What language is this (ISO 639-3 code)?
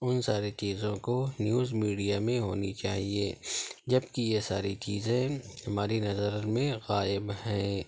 urd